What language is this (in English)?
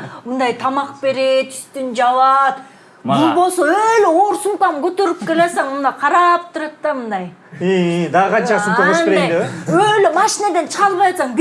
Turkish